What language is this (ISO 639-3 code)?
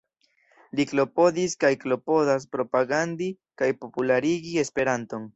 epo